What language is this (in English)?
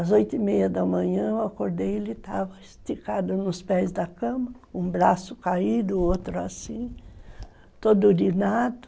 Portuguese